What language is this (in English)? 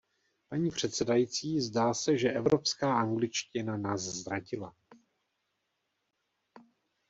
Czech